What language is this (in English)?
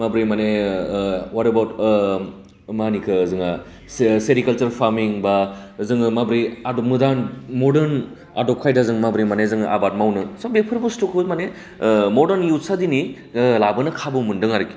Bodo